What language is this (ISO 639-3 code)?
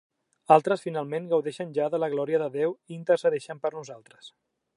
cat